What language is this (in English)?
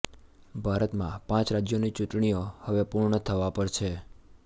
Gujarati